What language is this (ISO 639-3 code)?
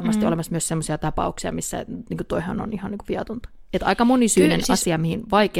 fin